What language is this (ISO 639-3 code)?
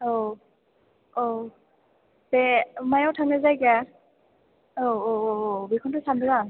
brx